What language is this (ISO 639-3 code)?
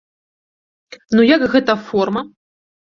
bel